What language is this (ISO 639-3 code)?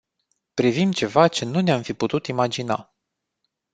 ron